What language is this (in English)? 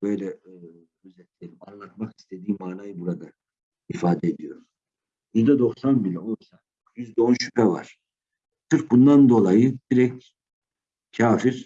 Turkish